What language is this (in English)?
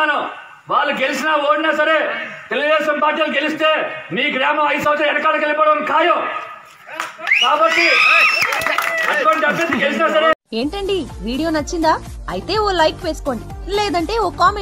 Telugu